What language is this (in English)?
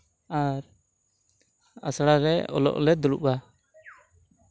Santali